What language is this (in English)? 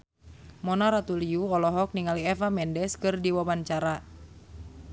Sundanese